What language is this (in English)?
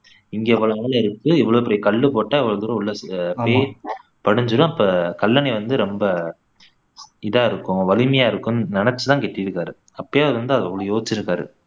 Tamil